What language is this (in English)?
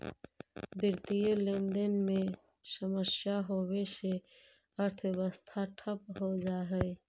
Magahi